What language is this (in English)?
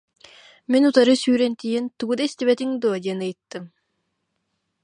Yakut